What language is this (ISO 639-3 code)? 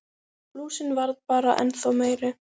isl